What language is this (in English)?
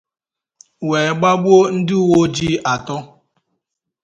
Igbo